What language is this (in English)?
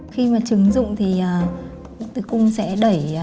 Vietnamese